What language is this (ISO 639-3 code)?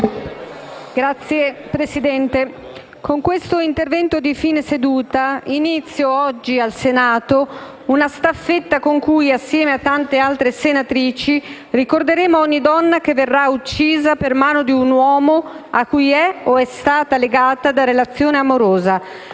ita